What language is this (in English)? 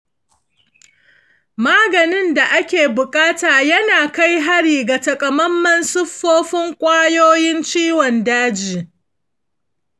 Hausa